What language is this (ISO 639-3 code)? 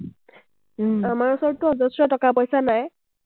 asm